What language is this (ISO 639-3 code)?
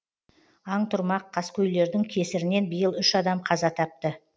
kaz